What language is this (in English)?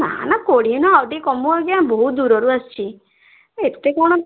Odia